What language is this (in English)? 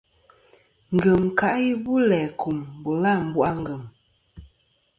Kom